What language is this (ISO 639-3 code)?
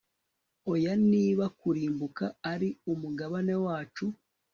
kin